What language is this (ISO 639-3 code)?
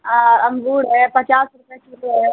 hin